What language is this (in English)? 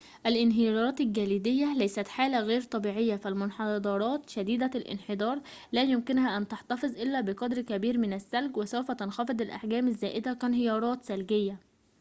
Arabic